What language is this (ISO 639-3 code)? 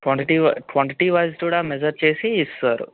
tel